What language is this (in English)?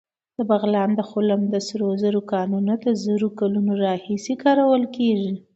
Pashto